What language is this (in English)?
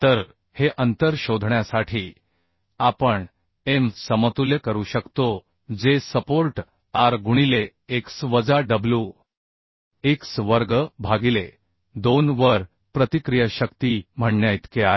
Marathi